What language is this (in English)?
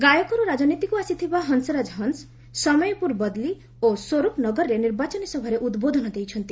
Odia